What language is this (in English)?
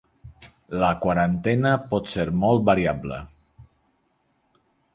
Catalan